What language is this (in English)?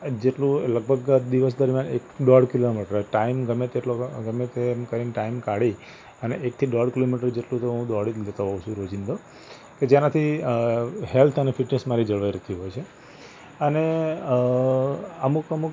Gujarati